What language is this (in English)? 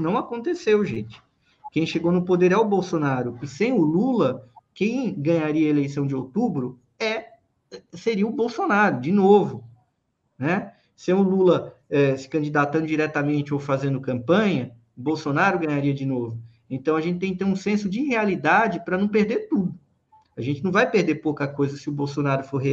Portuguese